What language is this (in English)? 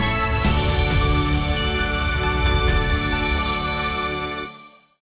Vietnamese